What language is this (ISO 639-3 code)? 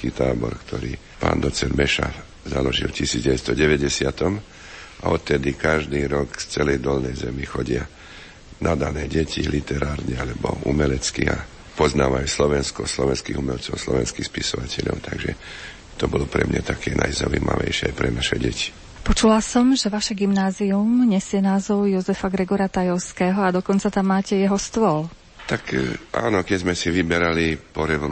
slk